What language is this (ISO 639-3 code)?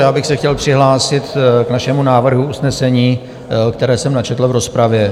ces